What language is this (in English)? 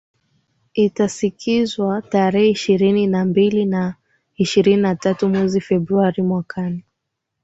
Swahili